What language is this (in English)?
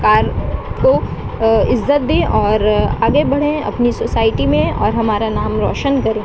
Urdu